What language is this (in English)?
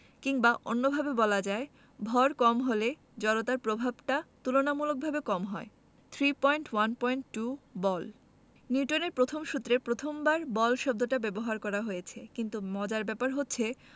Bangla